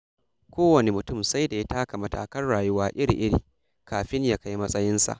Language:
Hausa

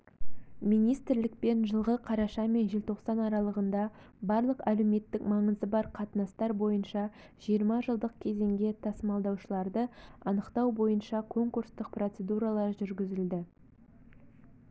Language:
Kazakh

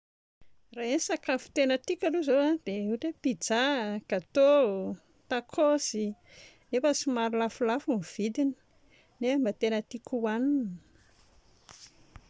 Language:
Malagasy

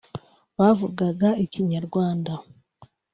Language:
Kinyarwanda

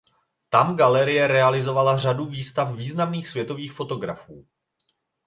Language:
Czech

